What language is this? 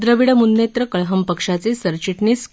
Marathi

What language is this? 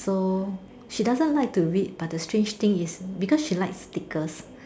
English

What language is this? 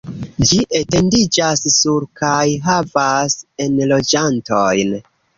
Esperanto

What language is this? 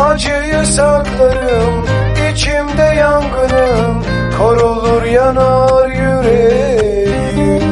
Turkish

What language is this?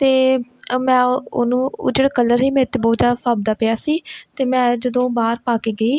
Punjabi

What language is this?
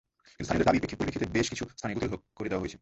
Bangla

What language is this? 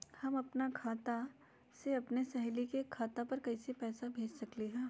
Magahi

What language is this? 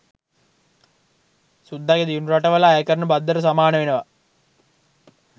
Sinhala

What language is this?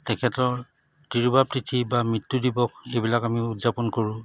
Assamese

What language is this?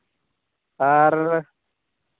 Santali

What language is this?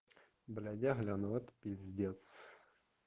Russian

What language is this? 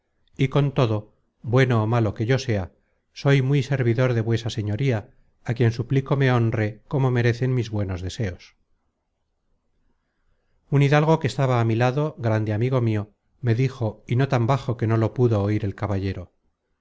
Spanish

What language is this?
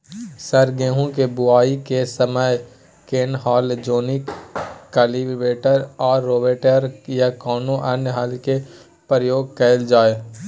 Maithili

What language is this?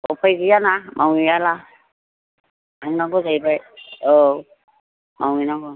Bodo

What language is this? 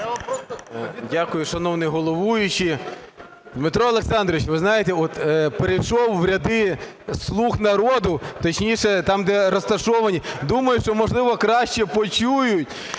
Ukrainian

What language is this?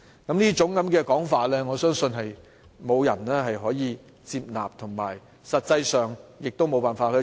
Cantonese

